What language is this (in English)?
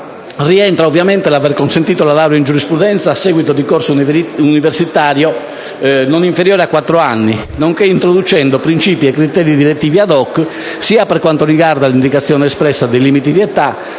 Italian